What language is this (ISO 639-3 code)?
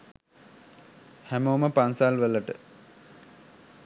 sin